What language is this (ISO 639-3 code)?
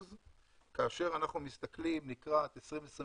heb